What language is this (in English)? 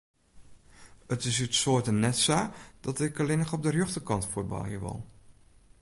Western Frisian